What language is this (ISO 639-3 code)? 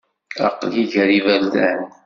kab